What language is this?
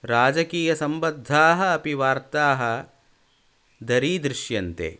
Sanskrit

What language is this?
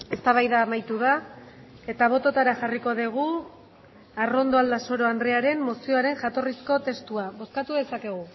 Basque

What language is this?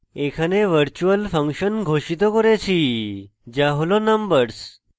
Bangla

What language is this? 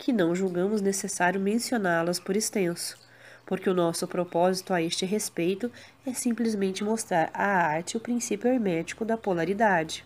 Portuguese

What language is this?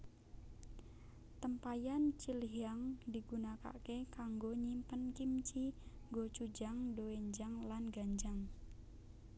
Javanese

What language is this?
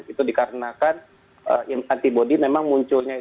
Indonesian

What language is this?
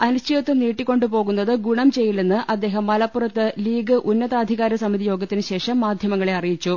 Malayalam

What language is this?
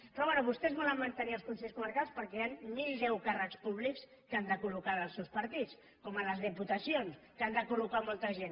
Catalan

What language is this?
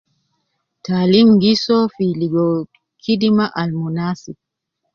Nubi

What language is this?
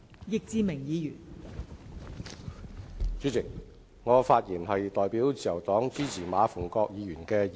Cantonese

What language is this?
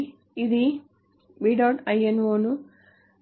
Telugu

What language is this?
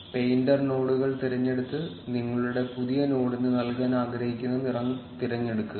Malayalam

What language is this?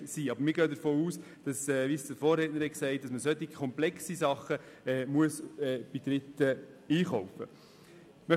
Swiss German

